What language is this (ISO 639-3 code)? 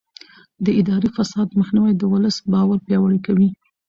pus